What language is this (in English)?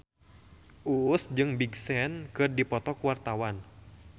Sundanese